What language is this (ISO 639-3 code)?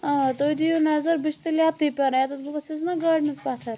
kas